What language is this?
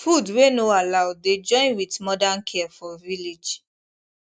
Nigerian Pidgin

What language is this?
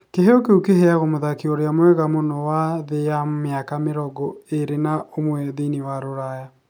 Kikuyu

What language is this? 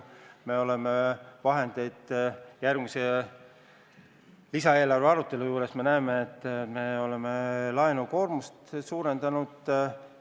Estonian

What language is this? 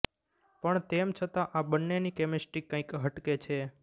Gujarati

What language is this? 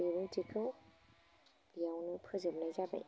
Bodo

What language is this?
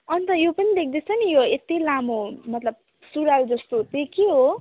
Nepali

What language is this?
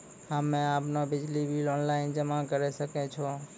Maithili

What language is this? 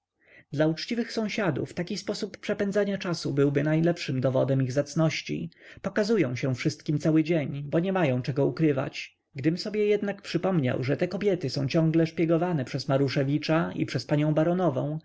Polish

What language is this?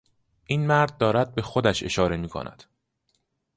Persian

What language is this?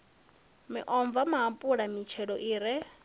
Venda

